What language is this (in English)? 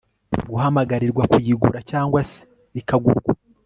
Kinyarwanda